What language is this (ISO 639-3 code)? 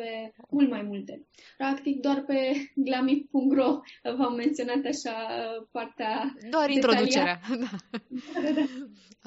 ron